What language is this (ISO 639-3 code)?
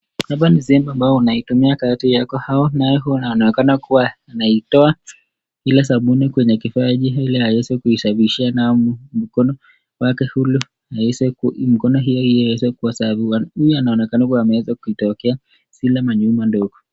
swa